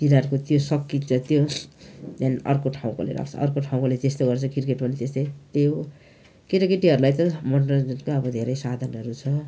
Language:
Nepali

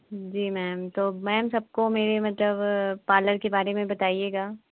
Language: Hindi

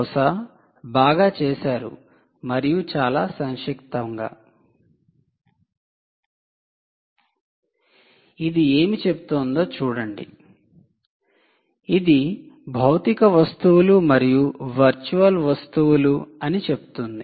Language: Telugu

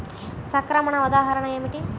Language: Telugu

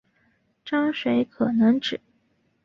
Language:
Chinese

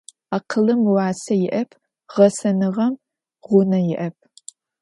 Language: Adyghe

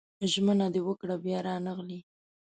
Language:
Pashto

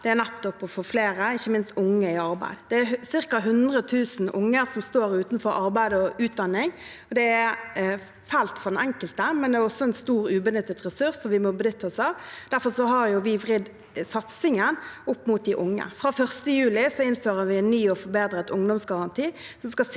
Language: Norwegian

